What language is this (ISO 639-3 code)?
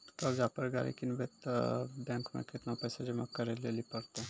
mai